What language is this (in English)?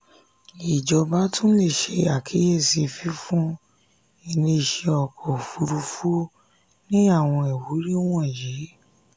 Yoruba